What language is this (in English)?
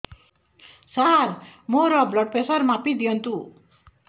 Odia